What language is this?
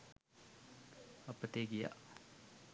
Sinhala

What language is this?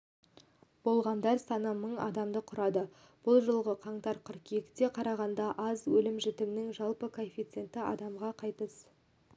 Kazakh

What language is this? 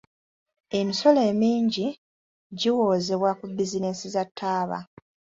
Ganda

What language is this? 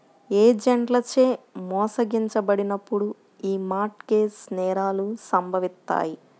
Telugu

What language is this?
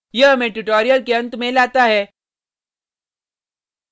Hindi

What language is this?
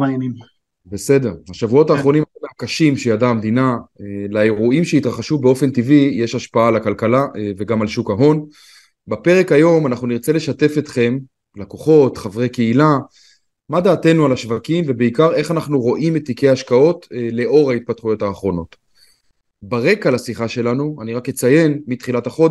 Hebrew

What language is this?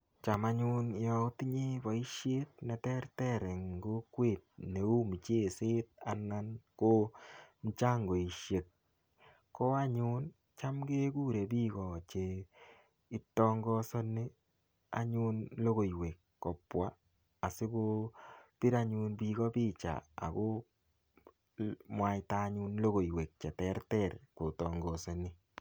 Kalenjin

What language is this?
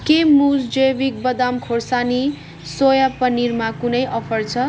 Nepali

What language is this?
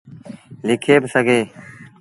Sindhi Bhil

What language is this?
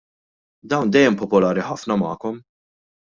Maltese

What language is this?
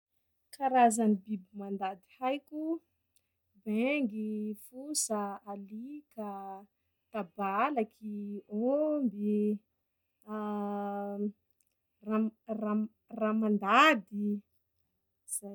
Sakalava Malagasy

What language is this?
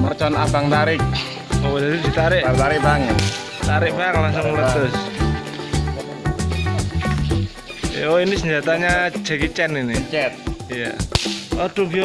Indonesian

